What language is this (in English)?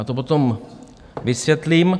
Czech